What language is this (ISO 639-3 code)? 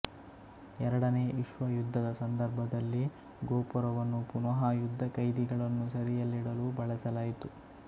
kan